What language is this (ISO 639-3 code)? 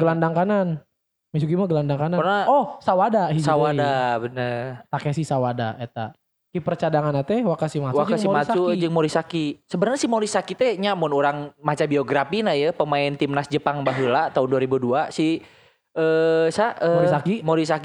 ind